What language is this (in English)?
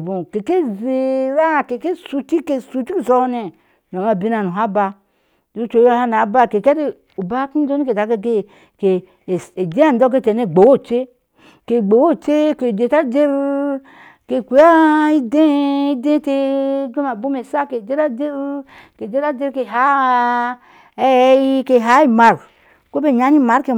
Ashe